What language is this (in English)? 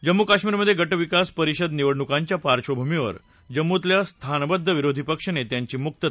Marathi